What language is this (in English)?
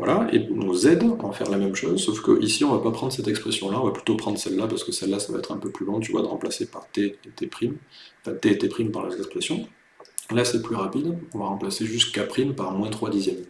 French